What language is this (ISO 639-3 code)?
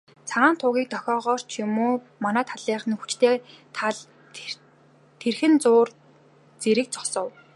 mon